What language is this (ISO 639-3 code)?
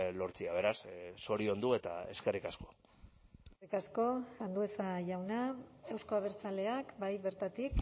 eus